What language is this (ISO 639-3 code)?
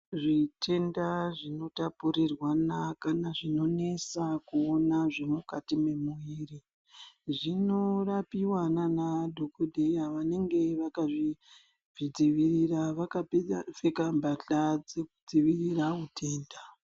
ndc